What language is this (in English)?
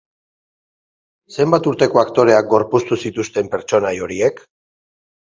Basque